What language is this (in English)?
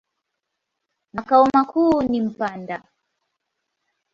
Swahili